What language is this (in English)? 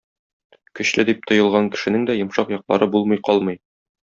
Tatar